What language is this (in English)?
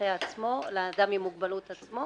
Hebrew